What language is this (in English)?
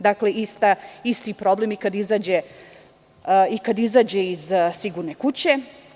Serbian